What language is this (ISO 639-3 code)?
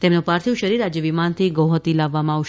guj